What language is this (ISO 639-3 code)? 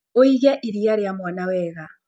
kik